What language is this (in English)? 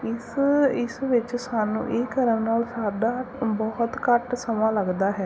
Punjabi